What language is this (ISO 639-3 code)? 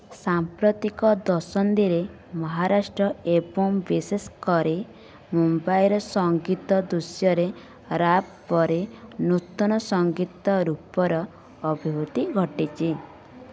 ori